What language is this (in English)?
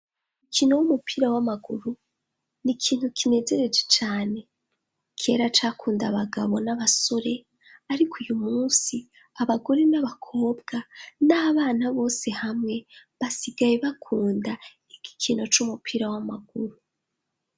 Rundi